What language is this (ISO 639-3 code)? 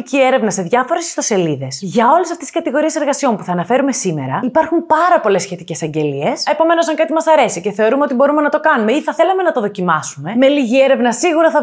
ell